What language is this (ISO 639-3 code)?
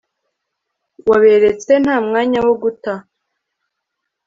kin